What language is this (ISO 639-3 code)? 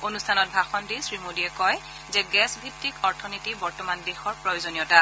asm